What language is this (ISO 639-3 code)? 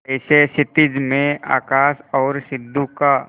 hin